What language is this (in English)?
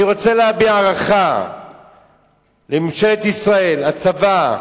Hebrew